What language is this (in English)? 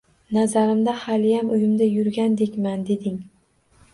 Uzbek